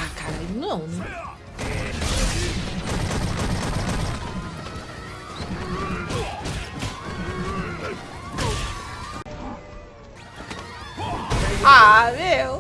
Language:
Portuguese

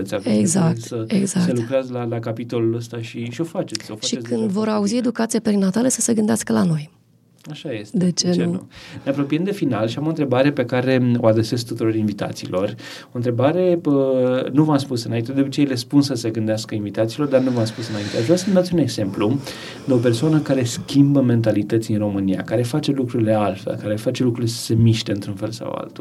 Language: Romanian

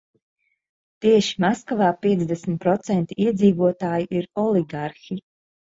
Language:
Latvian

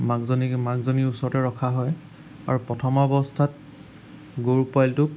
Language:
Assamese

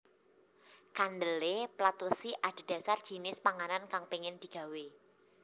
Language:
Javanese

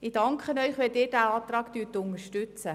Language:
Swiss German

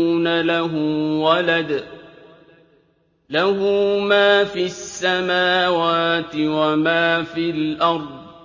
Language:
Arabic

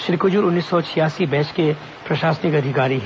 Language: Hindi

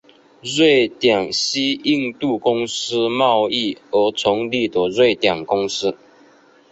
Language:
Chinese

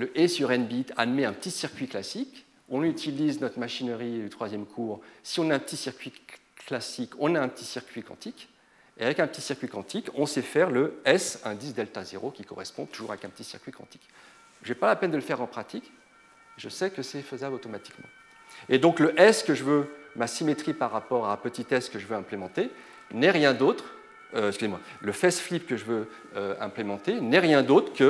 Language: French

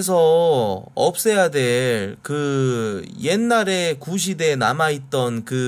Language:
Korean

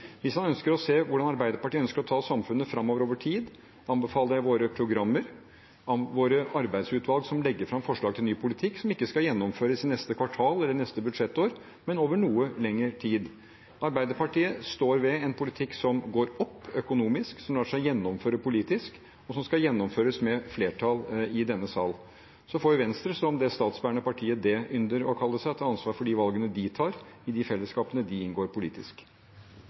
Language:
Norwegian Bokmål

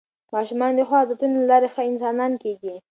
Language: Pashto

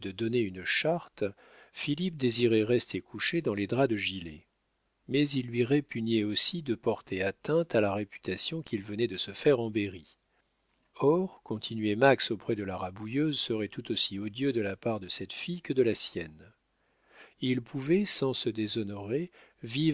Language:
French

